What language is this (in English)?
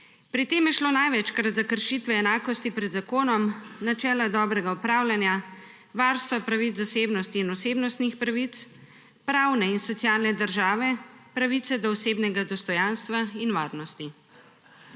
Slovenian